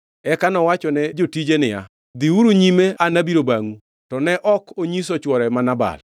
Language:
Luo (Kenya and Tanzania)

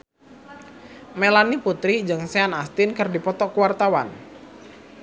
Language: Sundanese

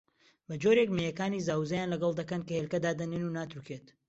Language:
Central Kurdish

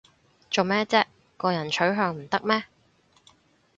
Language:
Cantonese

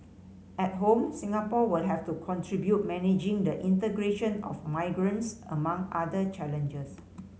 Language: English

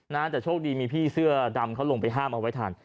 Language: Thai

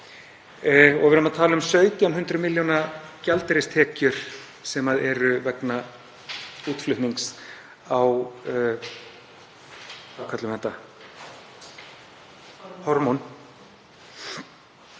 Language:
Icelandic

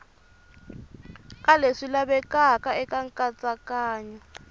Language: Tsonga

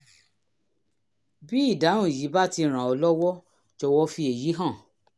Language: Yoruba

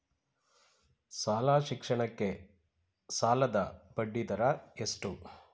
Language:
Kannada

